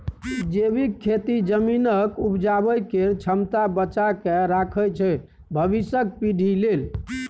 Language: Maithili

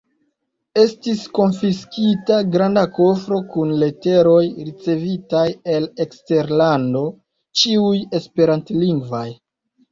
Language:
Esperanto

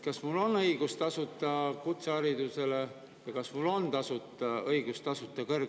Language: Estonian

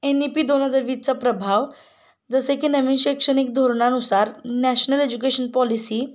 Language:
Marathi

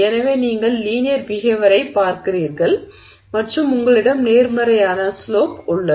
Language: Tamil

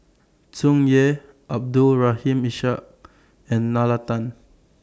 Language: English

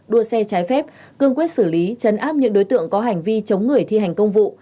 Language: Vietnamese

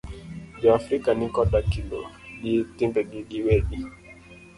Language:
Luo (Kenya and Tanzania)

